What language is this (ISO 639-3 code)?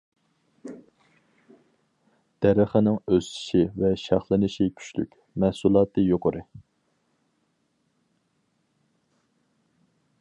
uig